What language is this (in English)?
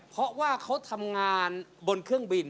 Thai